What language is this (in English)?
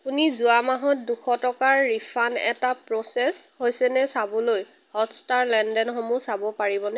Assamese